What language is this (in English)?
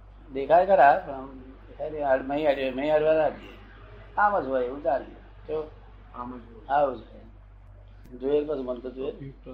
Gujarati